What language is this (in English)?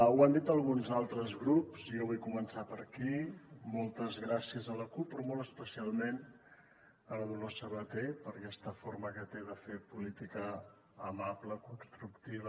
Catalan